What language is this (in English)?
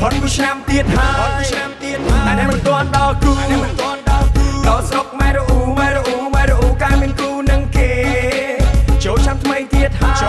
Thai